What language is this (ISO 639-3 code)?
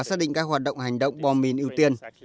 vie